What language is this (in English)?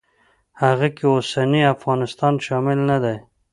Pashto